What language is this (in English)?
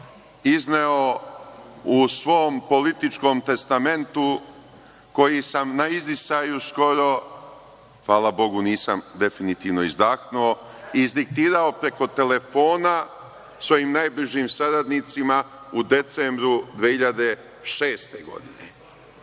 Serbian